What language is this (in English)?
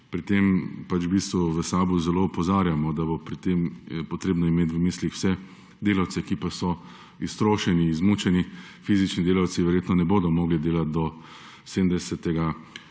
Slovenian